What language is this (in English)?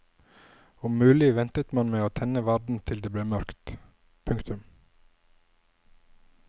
Norwegian